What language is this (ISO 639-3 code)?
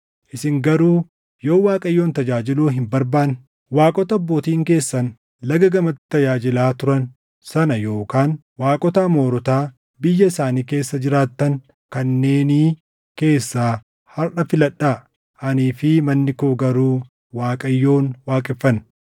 orm